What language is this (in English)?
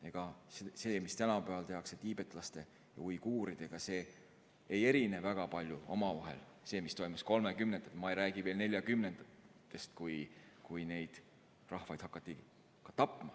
Estonian